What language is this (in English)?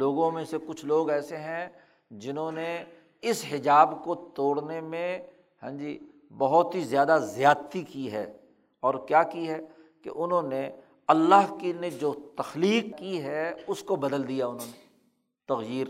Urdu